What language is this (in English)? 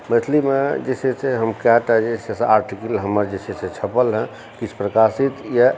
Maithili